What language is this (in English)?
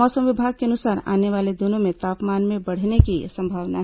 Hindi